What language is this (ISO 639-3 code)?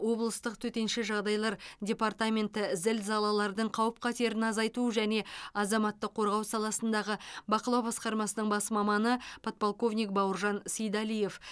kaz